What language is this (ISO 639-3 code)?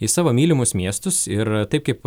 lit